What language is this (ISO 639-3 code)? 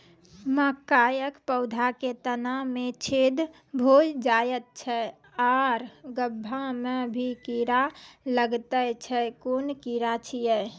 mai